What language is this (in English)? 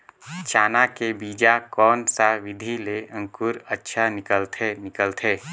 Chhattisgarhi